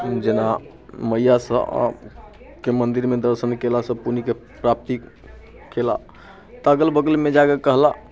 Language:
Maithili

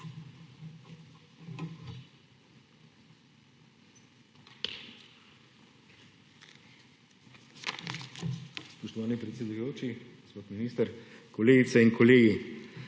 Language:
Slovenian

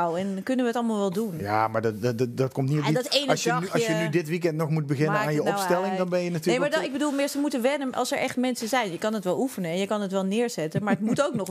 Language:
Dutch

